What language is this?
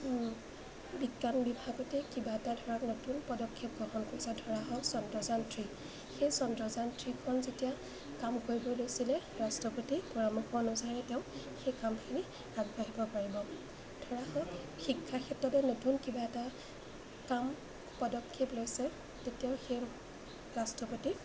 Assamese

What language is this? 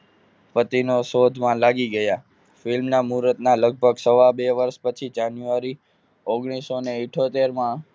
Gujarati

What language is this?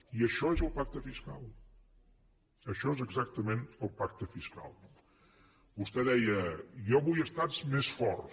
Catalan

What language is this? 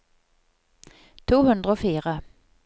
Norwegian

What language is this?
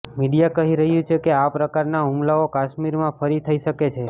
Gujarati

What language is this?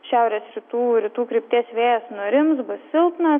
Lithuanian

